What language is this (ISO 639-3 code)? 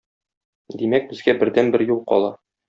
tat